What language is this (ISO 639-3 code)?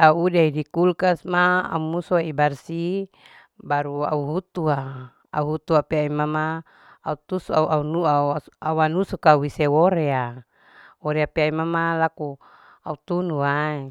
alo